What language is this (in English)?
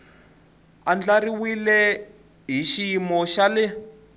Tsonga